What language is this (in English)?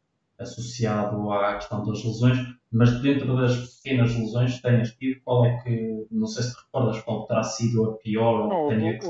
Portuguese